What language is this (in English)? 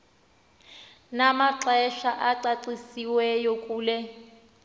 Xhosa